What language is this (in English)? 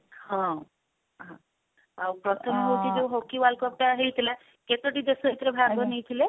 Odia